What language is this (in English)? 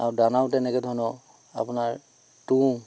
Assamese